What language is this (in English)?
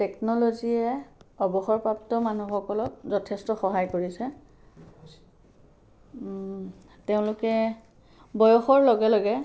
Assamese